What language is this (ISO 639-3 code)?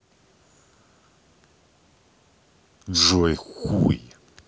rus